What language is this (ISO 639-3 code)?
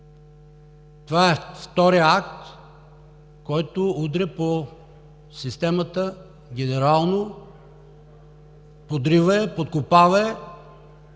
bul